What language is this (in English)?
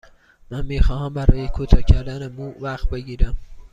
Persian